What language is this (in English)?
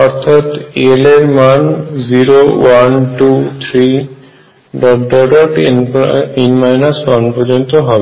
Bangla